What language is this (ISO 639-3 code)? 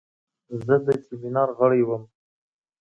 pus